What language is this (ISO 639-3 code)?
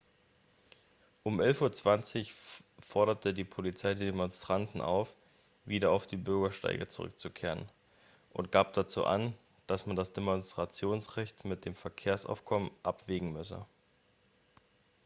deu